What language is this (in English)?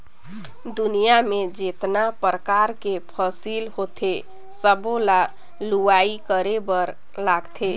Chhattisgarhi